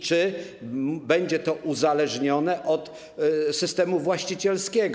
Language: Polish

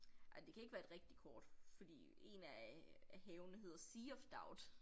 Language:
Danish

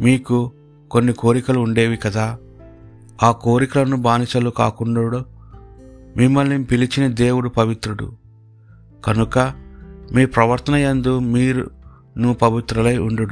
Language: Telugu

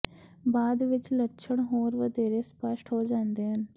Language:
Punjabi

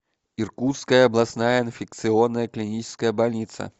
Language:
Russian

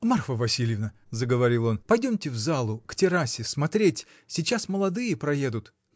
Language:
Russian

